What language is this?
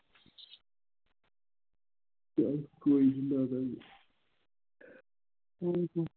Punjabi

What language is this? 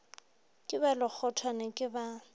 Northern Sotho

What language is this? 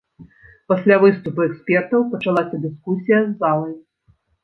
Belarusian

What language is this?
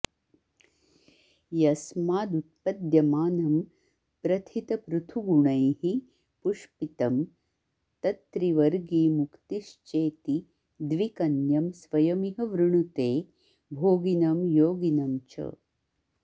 Sanskrit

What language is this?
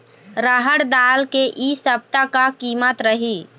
Chhattisgarhi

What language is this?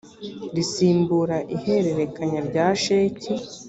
Kinyarwanda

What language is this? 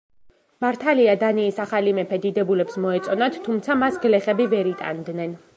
Georgian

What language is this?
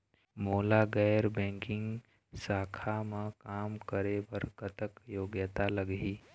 Chhattisgarhi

